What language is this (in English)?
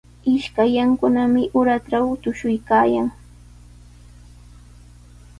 Sihuas Ancash Quechua